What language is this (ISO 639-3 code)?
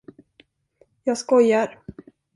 swe